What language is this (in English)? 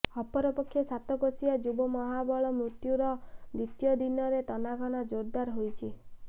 Odia